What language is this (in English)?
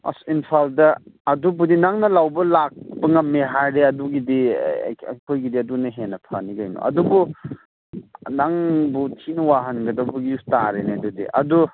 Manipuri